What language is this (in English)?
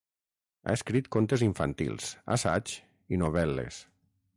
Catalan